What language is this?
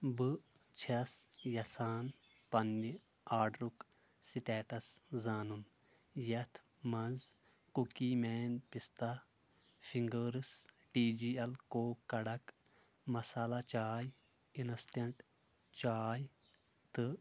Kashmiri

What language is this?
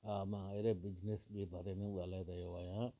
Sindhi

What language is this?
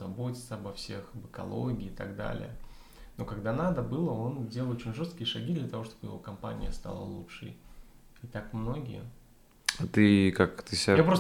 Russian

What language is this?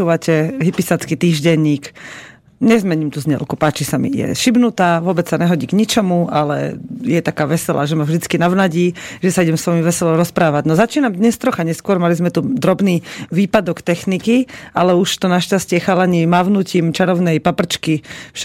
Slovak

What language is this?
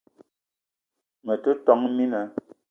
Eton (Cameroon)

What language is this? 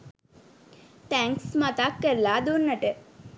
Sinhala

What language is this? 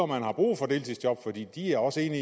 Danish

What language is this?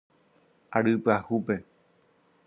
Guarani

